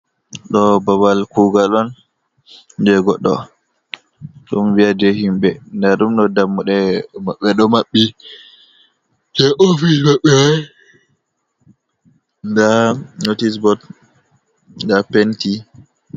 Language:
Fula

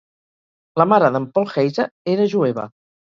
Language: Catalan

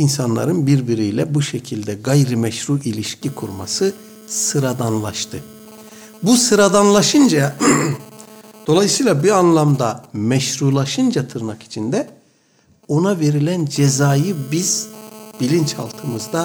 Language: Turkish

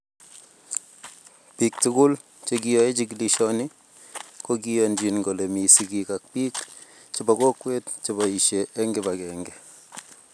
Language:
Kalenjin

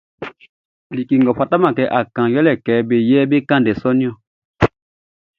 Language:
Baoulé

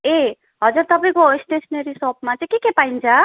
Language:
Nepali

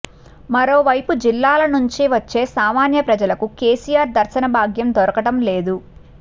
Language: Telugu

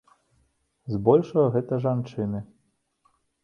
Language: Belarusian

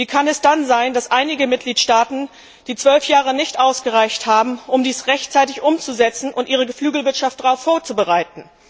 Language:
German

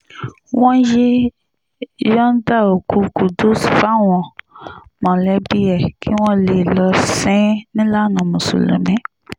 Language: Yoruba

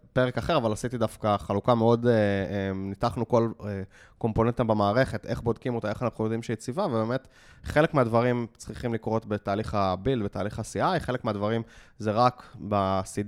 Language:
Hebrew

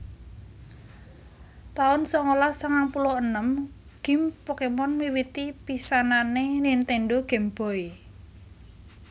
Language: Javanese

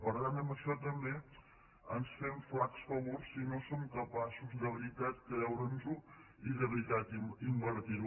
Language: Catalan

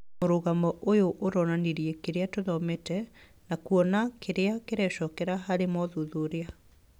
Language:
Kikuyu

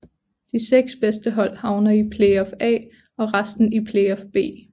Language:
Danish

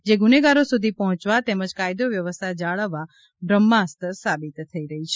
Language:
Gujarati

